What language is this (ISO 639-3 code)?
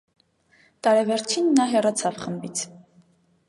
hye